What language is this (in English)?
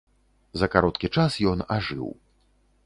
Belarusian